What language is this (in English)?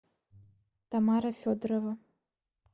Russian